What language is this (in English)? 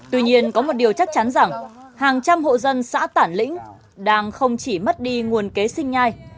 Vietnamese